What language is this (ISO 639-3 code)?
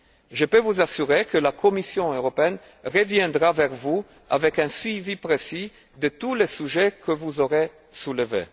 fra